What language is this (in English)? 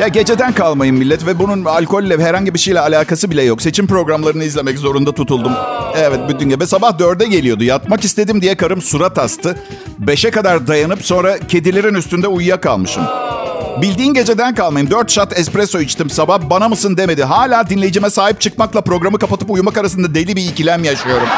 Turkish